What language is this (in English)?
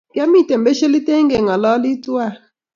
Kalenjin